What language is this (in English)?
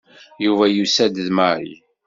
Kabyle